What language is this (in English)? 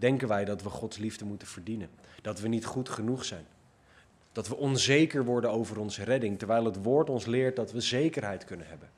Dutch